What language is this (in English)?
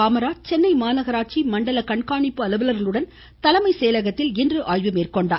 Tamil